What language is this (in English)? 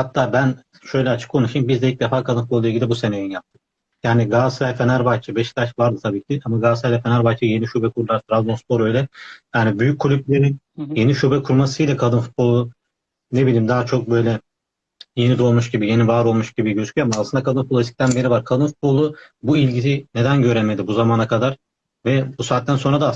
Turkish